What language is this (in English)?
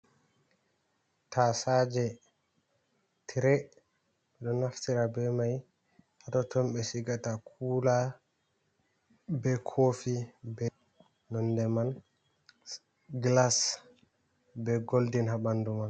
Fula